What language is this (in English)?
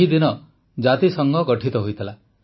Odia